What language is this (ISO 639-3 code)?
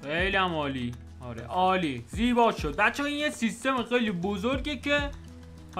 fas